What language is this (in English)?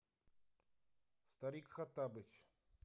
Russian